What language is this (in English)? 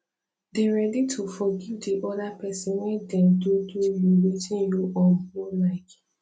Nigerian Pidgin